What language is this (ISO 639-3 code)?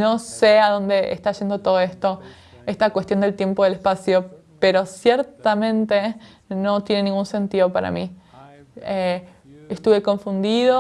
spa